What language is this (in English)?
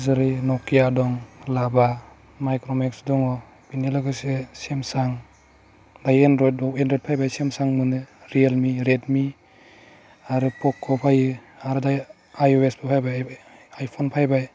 Bodo